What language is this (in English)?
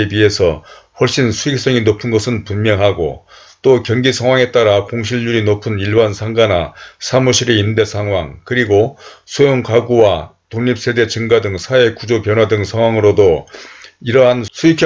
Korean